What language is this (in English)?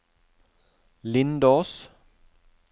Norwegian